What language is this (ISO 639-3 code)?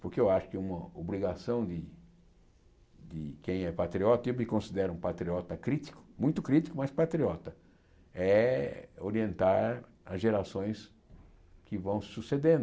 por